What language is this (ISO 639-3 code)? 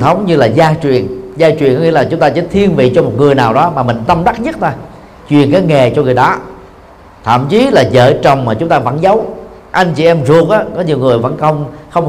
vie